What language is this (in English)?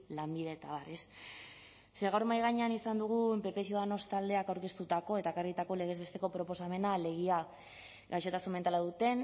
Basque